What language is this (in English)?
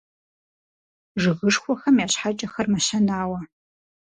Kabardian